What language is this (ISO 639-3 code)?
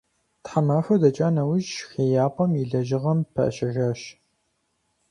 kbd